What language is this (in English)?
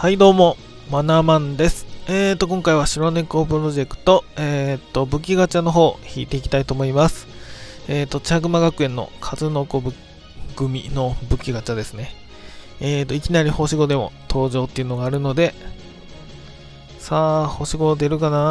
Japanese